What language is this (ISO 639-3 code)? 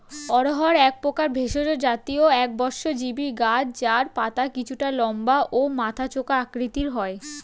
ben